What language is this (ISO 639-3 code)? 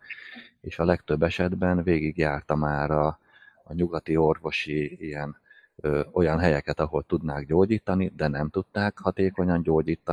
hun